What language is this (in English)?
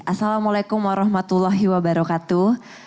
Indonesian